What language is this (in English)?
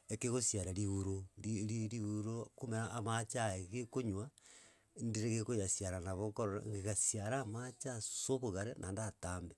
Gusii